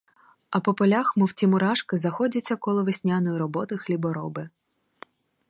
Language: Ukrainian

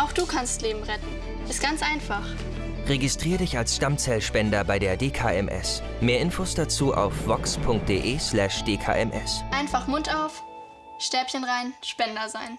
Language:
German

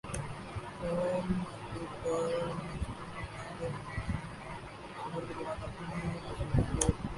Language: Urdu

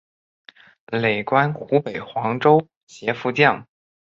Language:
Chinese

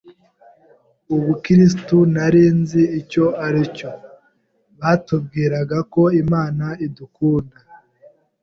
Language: Kinyarwanda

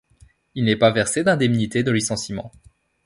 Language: French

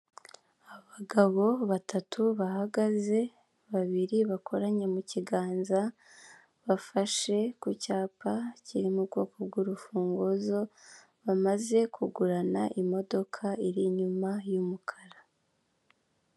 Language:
Kinyarwanda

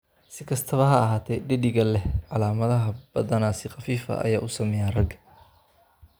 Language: Somali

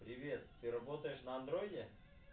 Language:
Russian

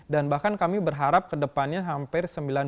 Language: Indonesian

